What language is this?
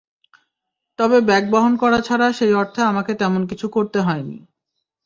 Bangla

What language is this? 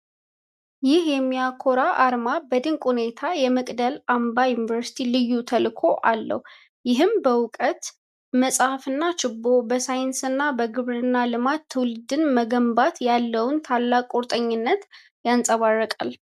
Amharic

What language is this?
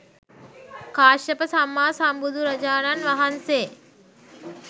Sinhala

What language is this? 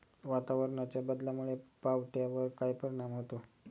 Marathi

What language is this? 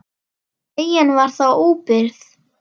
Icelandic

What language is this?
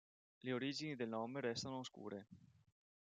Italian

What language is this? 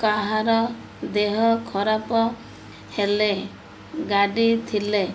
Odia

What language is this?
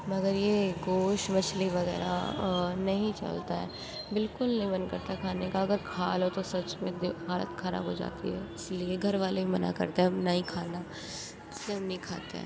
Urdu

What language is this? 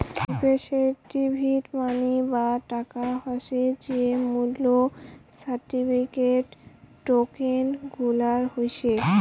Bangla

